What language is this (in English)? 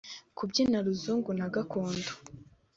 Kinyarwanda